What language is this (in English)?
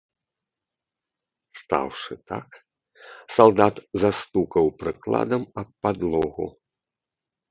Belarusian